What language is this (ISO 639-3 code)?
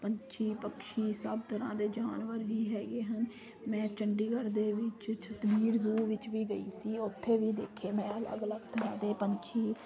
pan